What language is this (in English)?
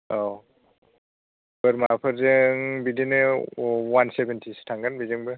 Bodo